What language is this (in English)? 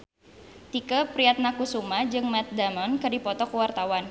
Sundanese